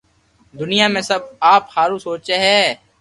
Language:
Loarki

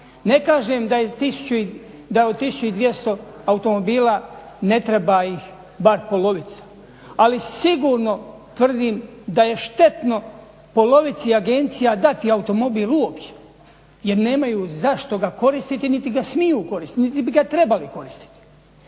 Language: Croatian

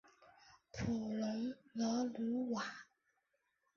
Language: Chinese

